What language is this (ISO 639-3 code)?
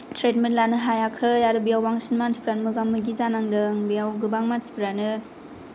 brx